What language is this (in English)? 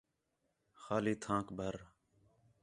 Khetrani